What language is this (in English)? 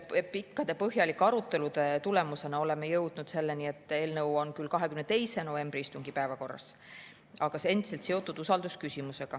Estonian